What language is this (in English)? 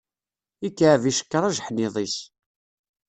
Kabyle